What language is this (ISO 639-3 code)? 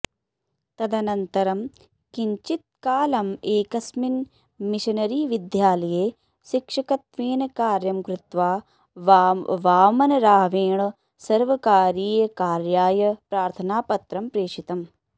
san